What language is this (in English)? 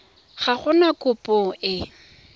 Tswana